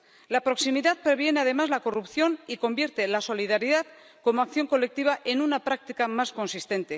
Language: Spanish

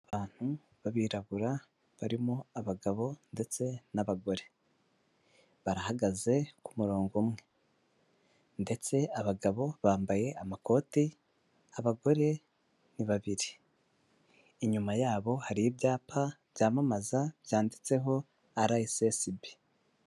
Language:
Kinyarwanda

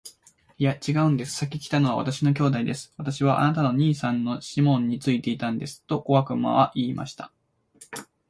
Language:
Japanese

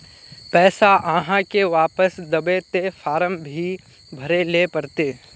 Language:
Magahi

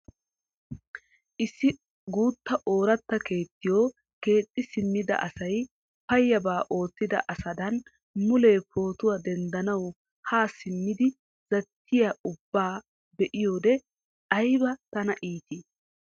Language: Wolaytta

